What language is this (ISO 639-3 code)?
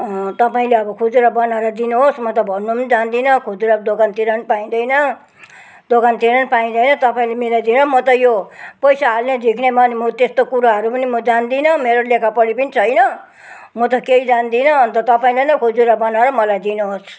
nep